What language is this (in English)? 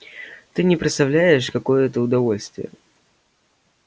Russian